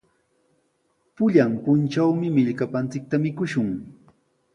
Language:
Sihuas Ancash Quechua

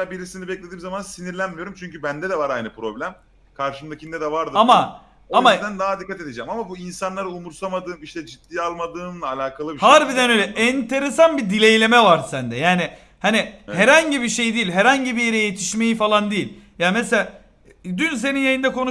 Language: Turkish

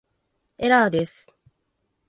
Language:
Japanese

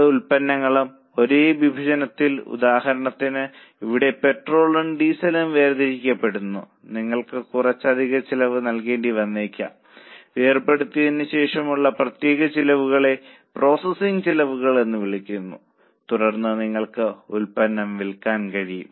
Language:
Malayalam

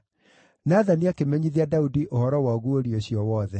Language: Kikuyu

